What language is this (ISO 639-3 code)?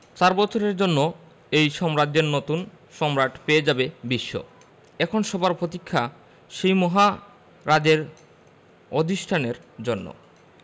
ben